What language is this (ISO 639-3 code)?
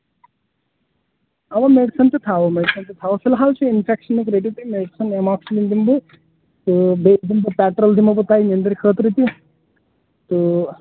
kas